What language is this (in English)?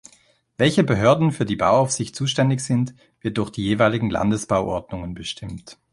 German